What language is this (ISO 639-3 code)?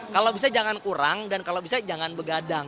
ind